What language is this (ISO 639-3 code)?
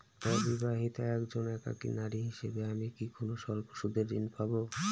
ben